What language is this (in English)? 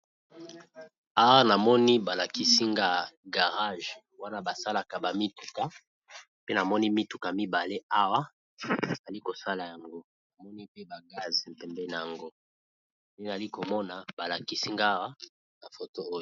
Lingala